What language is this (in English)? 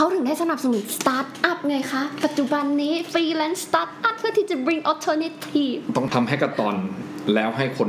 Thai